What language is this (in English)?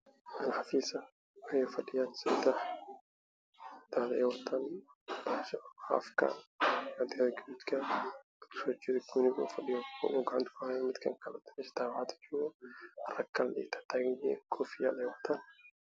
Somali